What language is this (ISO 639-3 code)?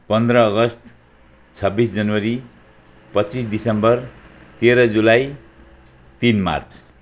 nep